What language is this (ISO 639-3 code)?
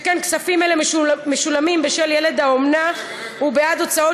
heb